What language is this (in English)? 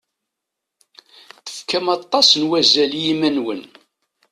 Kabyle